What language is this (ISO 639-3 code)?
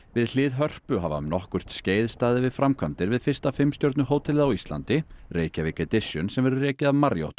isl